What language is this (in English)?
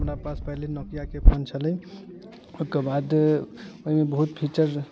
Maithili